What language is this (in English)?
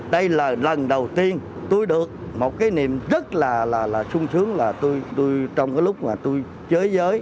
Vietnamese